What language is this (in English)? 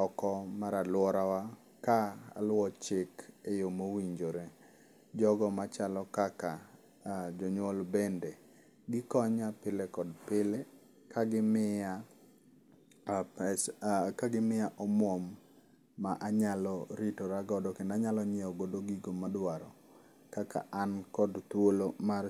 Luo (Kenya and Tanzania)